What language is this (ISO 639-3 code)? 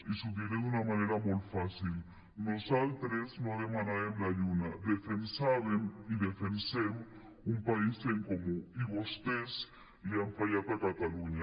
cat